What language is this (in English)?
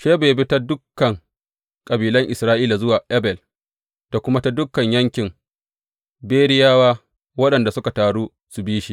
Hausa